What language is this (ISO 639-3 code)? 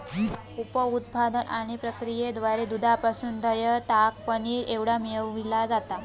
mar